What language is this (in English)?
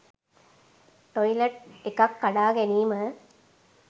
Sinhala